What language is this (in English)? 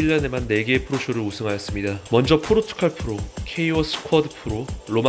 Korean